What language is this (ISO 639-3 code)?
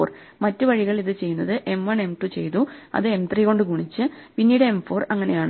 mal